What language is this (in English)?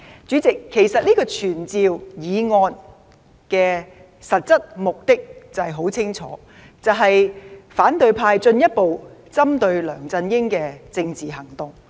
Cantonese